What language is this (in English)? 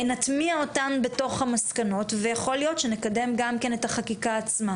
Hebrew